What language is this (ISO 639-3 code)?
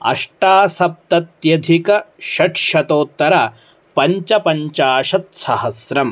san